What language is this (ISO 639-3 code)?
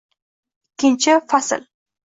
uzb